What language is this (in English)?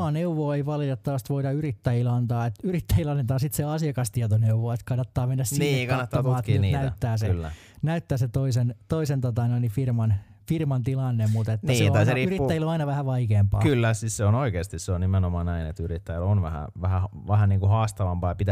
Finnish